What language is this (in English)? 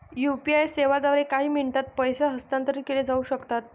Marathi